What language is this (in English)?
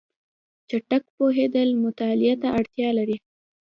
Pashto